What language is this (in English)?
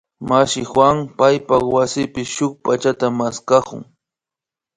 Imbabura Highland Quichua